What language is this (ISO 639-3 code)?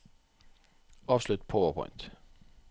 nor